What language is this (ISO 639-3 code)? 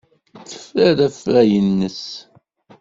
kab